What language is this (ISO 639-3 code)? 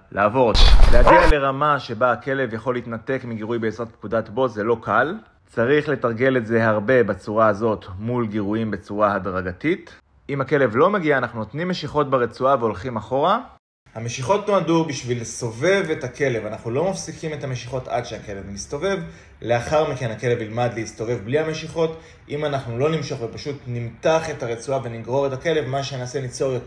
heb